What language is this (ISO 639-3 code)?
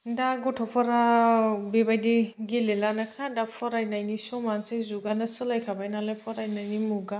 brx